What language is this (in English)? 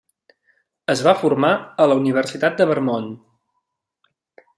Catalan